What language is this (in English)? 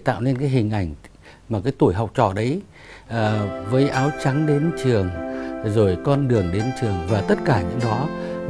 Vietnamese